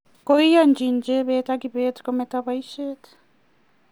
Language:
Kalenjin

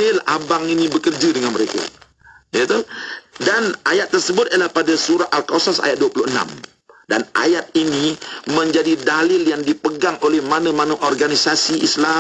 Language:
Malay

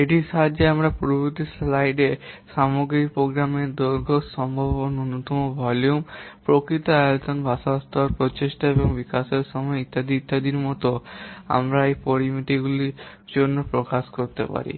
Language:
Bangla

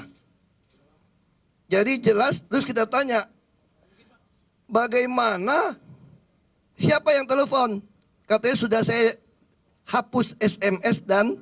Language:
Indonesian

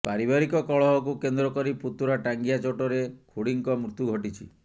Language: Odia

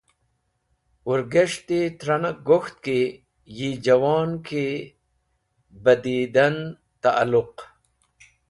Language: Wakhi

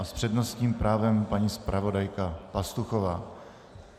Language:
Czech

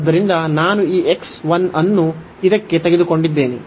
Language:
Kannada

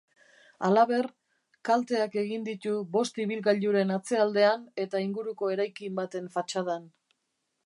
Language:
Basque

